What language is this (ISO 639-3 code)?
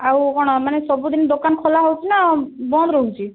ori